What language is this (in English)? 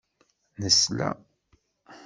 Kabyle